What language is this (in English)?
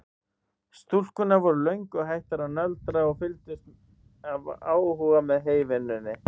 Icelandic